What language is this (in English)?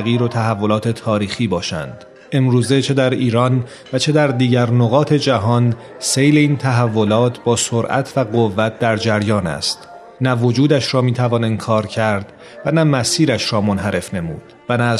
Persian